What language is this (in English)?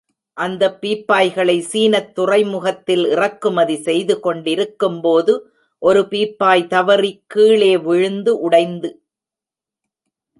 Tamil